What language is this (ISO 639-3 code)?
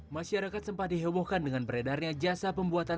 ind